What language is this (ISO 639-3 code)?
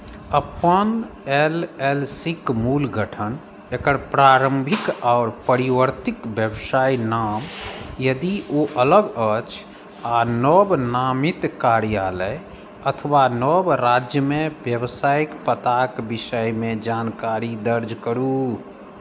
mai